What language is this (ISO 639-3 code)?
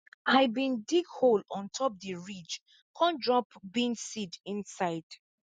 pcm